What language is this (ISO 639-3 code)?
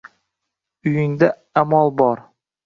uzb